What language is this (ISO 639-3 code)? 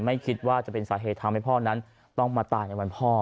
tha